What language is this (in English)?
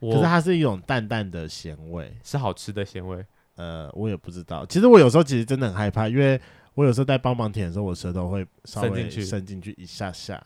Chinese